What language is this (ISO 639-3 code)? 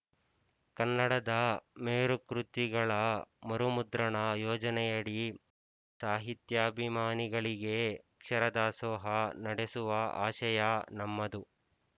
kan